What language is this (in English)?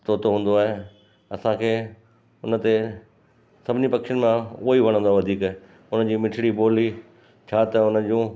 Sindhi